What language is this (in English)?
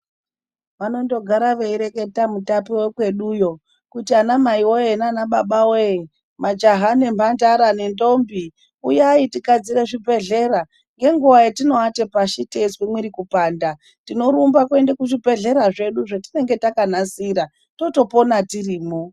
Ndau